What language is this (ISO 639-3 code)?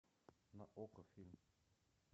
rus